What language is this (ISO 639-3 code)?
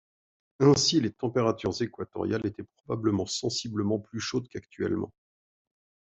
fra